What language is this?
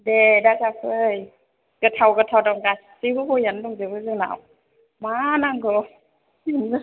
Bodo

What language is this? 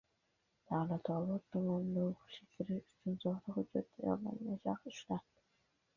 Uzbek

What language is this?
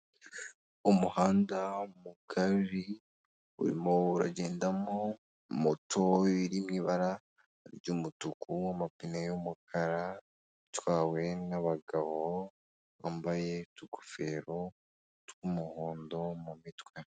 Kinyarwanda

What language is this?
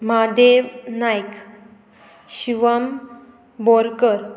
Konkani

